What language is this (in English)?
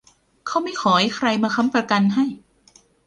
Thai